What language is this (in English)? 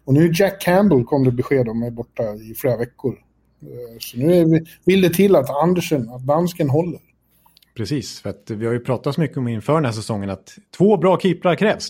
Swedish